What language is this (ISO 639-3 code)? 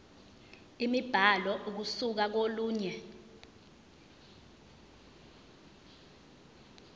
zul